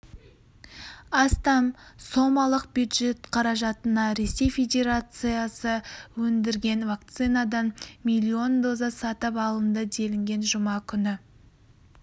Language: Kazakh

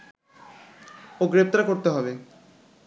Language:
Bangla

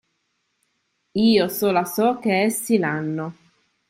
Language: Italian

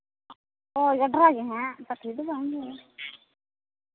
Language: Santali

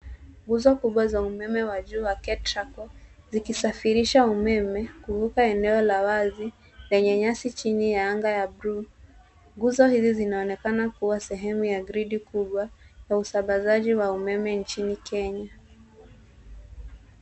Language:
Swahili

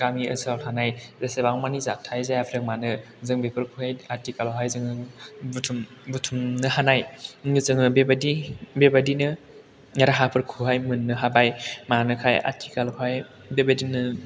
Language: Bodo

